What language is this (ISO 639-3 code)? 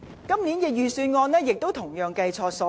yue